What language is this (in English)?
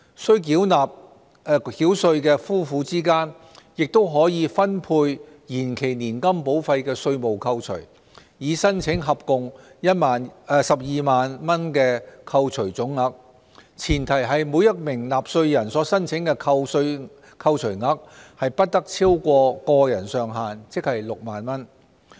Cantonese